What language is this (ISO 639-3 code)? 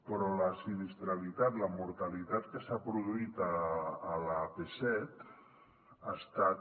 cat